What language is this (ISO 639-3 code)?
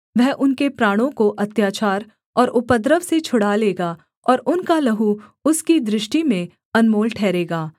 hin